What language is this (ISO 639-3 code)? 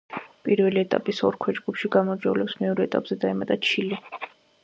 kat